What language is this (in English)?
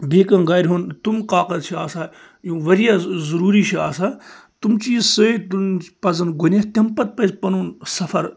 Kashmiri